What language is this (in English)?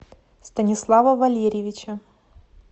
Russian